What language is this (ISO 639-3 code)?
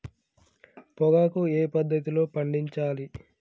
tel